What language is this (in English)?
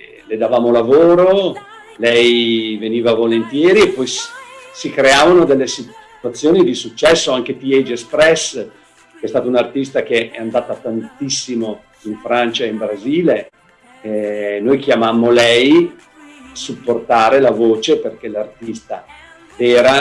Italian